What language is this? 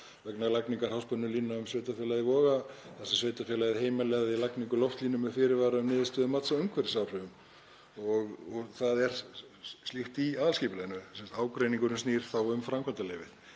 Icelandic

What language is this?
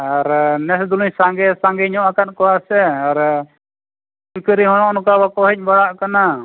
Santali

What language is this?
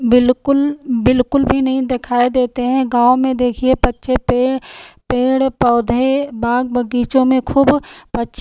Hindi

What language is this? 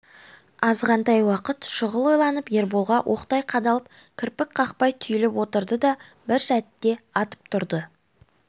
Kazakh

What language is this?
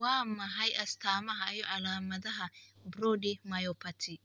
Somali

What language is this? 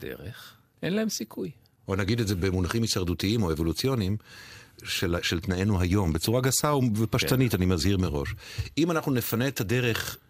Hebrew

